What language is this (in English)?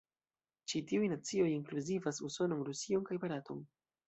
Esperanto